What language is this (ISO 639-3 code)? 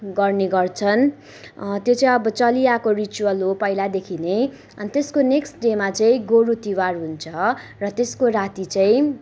nep